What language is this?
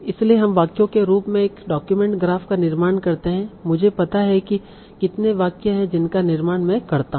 Hindi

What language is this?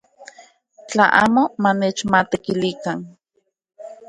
Central Puebla Nahuatl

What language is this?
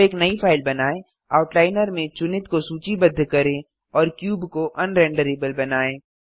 Hindi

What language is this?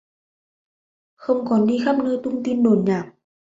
Vietnamese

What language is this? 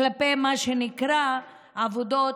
Hebrew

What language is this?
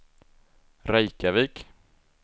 Swedish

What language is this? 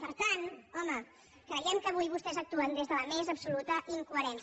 Catalan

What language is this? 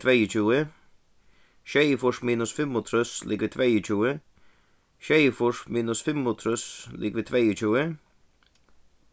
Faroese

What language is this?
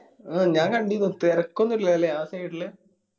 Malayalam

